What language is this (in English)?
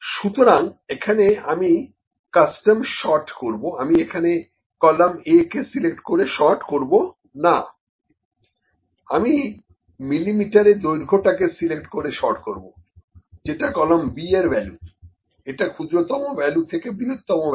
Bangla